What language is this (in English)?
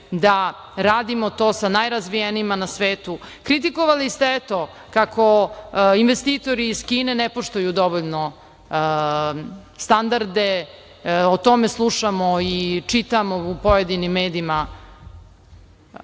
Serbian